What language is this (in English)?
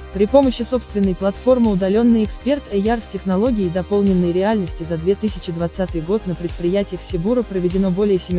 Russian